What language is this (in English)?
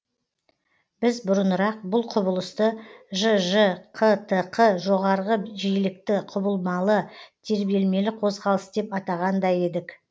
Kazakh